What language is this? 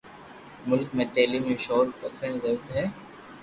Loarki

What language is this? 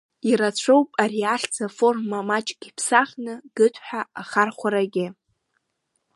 Abkhazian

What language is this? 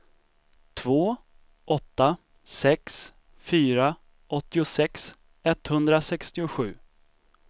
Swedish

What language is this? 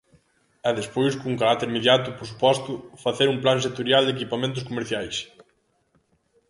Galician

